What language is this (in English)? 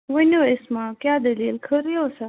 Kashmiri